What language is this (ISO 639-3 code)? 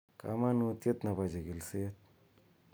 kln